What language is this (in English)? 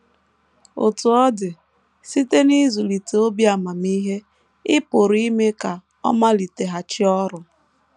Igbo